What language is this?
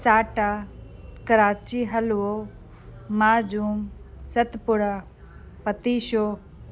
Sindhi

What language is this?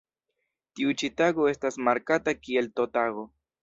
Esperanto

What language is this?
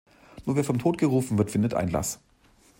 German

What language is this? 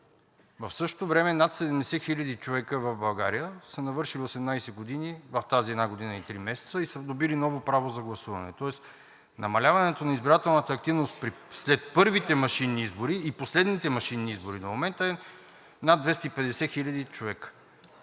Bulgarian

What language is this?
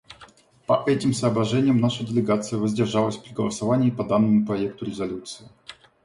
Russian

